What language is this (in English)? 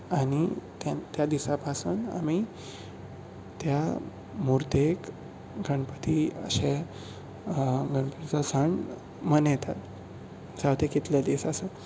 Konkani